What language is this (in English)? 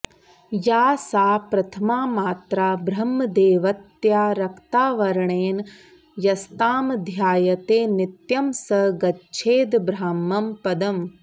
Sanskrit